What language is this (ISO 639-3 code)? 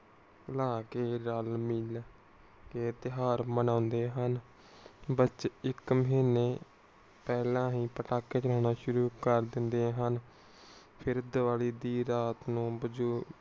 pan